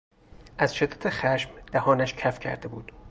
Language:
Persian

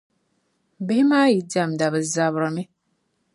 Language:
Dagbani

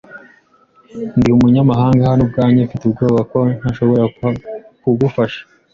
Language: Kinyarwanda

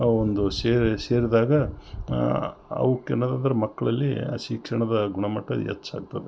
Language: Kannada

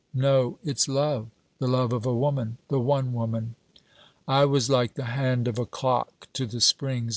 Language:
English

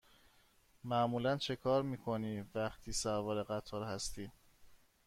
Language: Persian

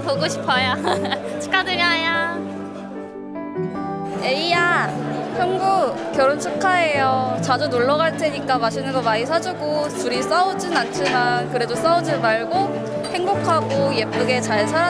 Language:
Korean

